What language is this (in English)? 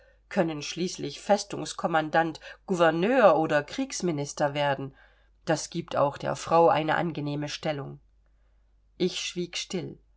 German